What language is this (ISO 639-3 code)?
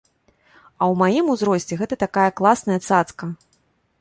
bel